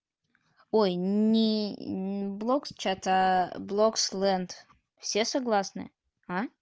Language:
Russian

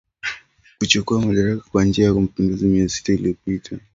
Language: Swahili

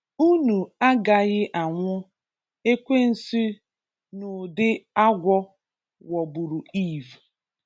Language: Igbo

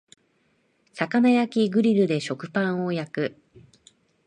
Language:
Japanese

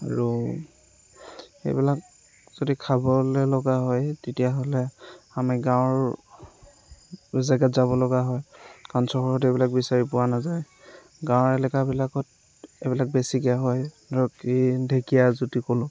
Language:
Assamese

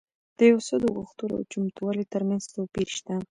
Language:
Pashto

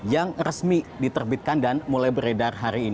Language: Indonesian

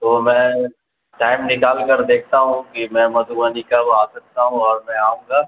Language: Urdu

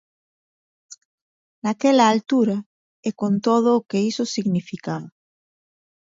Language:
Galician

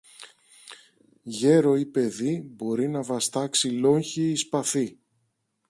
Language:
Greek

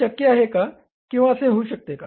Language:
Marathi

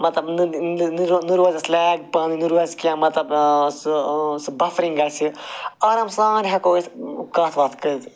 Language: Kashmiri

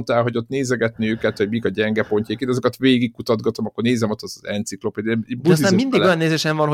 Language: Hungarian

